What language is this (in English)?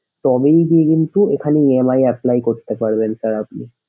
Bangla